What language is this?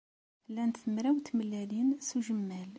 Kabyle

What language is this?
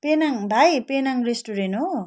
Nepali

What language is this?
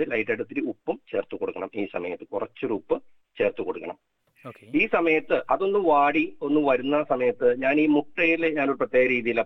Malayalam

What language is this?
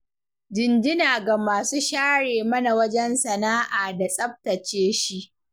Hausa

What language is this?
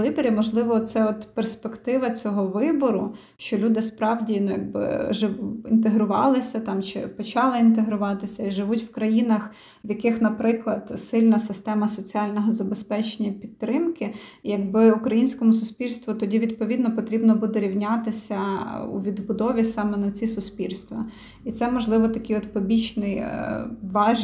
Ukrainian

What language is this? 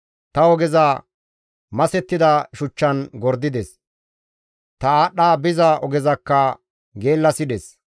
Gamo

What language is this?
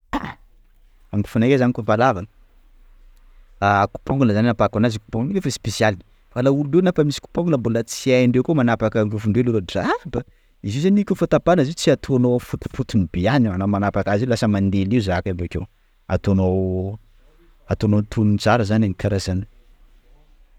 Sakalava Malagasy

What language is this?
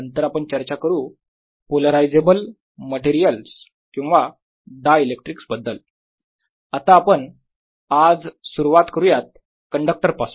Marathi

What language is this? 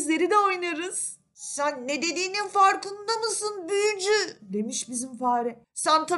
Turkish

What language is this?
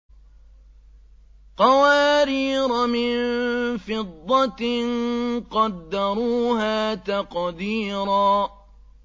Arabic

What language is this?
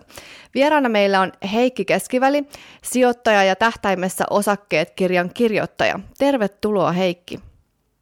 Finnish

